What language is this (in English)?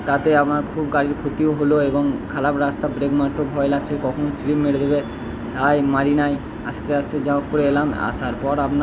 Bangla